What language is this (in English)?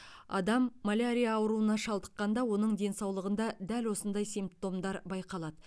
Kazakh